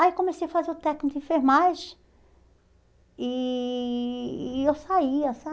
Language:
Portuguese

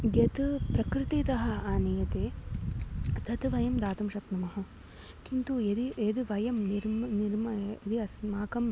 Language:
Sanskrit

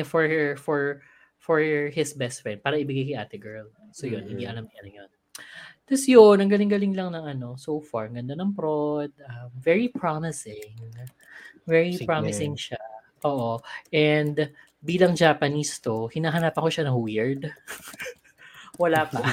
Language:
Filipino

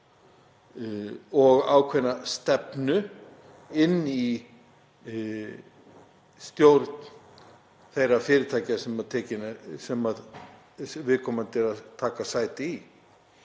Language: Icelandic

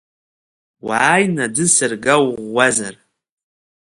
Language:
Abkhazian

